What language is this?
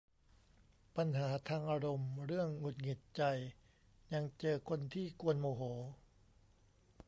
Thai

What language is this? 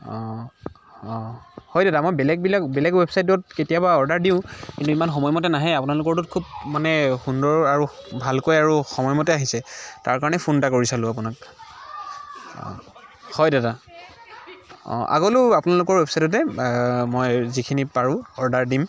Assamese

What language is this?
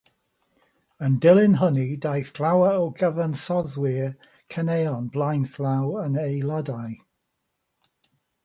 Welsh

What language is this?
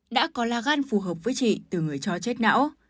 Vietnamese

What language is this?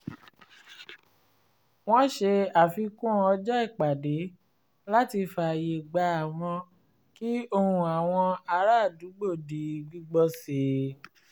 Yoruba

